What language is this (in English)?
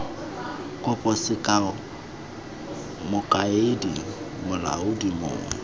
Tswana